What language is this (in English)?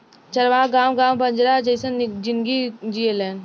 Bhojpuri